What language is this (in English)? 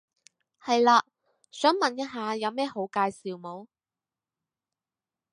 Cantonese